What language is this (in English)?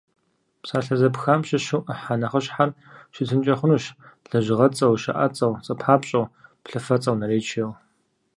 Kabardian